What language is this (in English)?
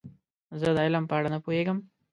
Pashto